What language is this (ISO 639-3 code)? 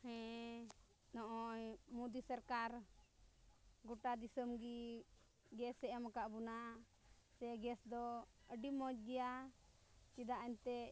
sat